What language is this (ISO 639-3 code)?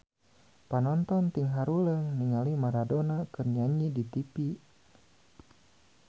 sun